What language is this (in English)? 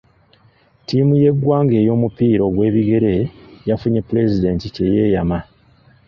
Ganda